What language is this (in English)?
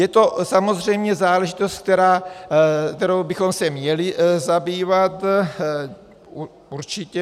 Czech